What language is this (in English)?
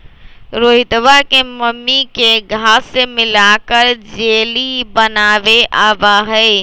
Magahi